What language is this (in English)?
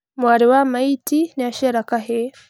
Kikuyu